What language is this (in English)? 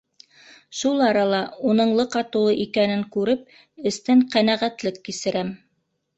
Bashkir